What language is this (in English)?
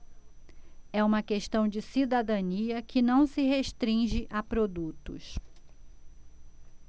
Portuguese